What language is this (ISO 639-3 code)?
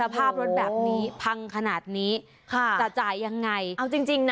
tha